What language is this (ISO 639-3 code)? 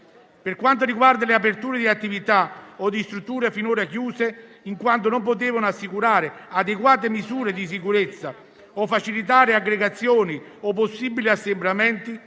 ita